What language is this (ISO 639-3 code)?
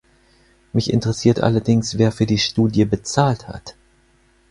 deu